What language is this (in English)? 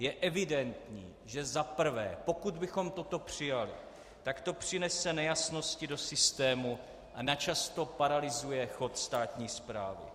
Czech